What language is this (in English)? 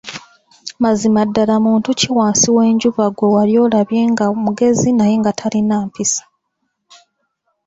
Ganda